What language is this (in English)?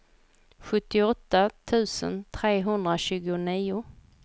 Swedish